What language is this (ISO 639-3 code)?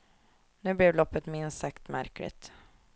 swe